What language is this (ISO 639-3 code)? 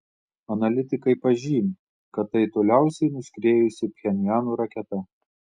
lit